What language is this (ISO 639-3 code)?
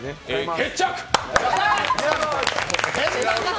jpn